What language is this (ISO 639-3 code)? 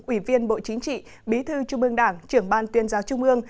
vie